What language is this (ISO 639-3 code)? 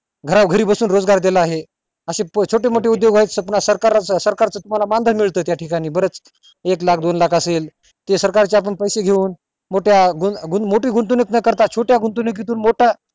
mar